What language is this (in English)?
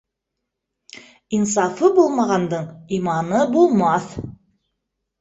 Bashkir